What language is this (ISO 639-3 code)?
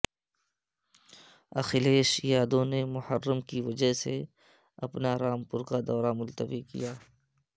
urd